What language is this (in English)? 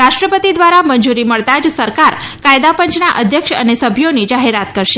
Gujarati